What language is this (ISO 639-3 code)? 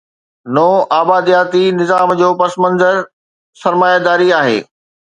snd